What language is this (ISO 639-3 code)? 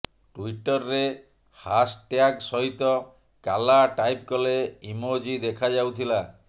ori